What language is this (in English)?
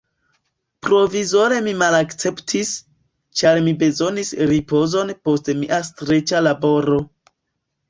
Esperanto